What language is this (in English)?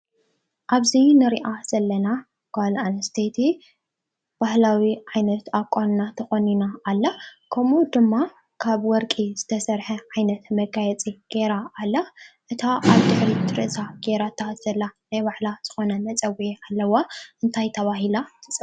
Tigrinya